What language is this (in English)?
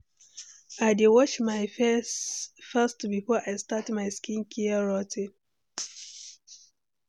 Nigerian Pidgin